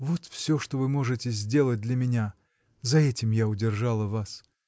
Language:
Russian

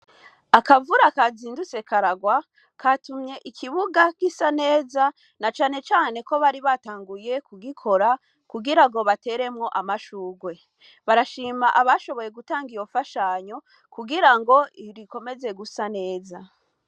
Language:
Rundi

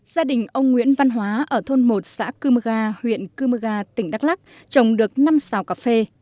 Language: Vietnamese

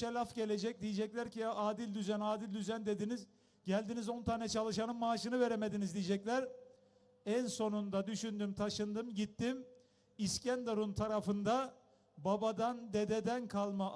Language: Turkish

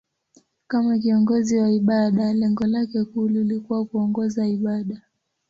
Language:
Swahili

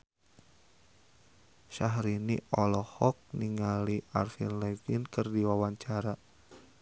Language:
Sundanese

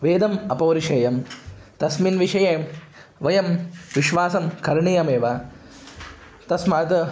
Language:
Sanskrit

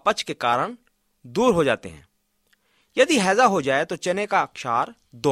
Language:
Hindi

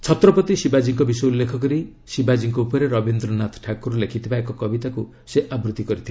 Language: Odia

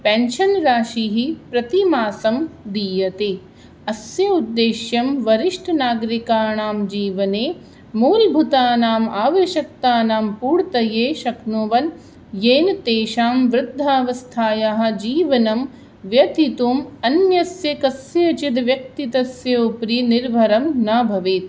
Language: Sanskrit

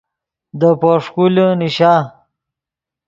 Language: Yidgha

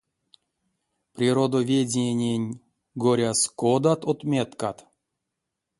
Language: Erzya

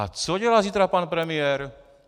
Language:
Czech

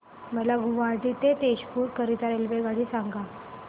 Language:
Marathi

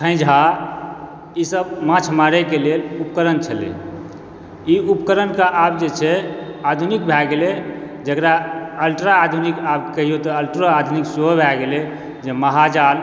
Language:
Maithili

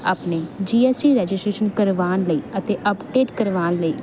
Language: Punjabi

